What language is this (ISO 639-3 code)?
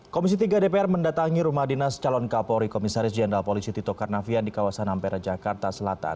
ind